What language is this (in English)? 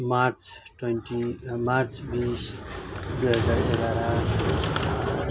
Nepali